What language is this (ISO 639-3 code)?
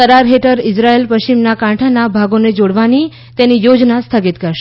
guj